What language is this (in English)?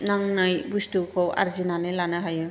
Bodo